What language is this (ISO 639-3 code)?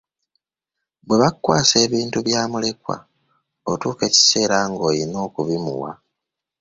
lug